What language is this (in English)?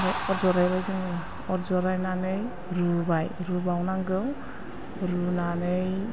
Bodo